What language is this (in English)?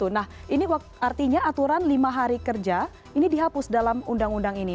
Indonesian